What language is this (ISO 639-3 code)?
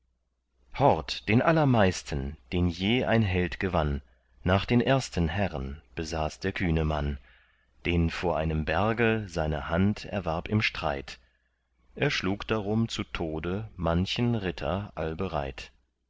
deu